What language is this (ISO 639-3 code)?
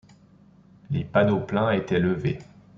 fra